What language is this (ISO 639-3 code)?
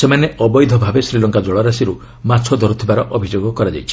ori